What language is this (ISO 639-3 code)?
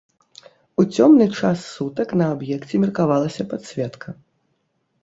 bel